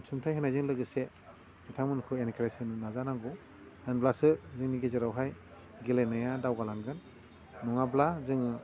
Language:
Bodo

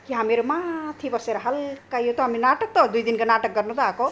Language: Nepali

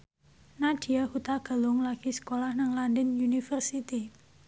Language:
Javanese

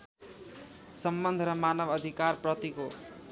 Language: Nepali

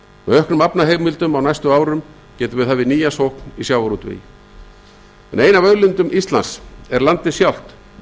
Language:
Icelandic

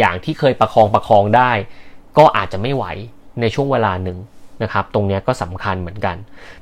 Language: Thai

